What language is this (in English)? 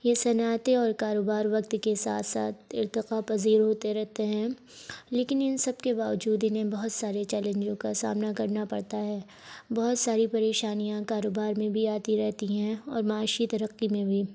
Urdu